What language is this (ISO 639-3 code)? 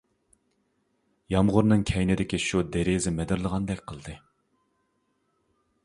uig